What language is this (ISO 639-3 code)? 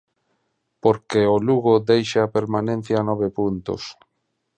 glg